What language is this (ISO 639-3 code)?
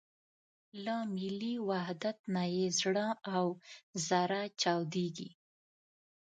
pus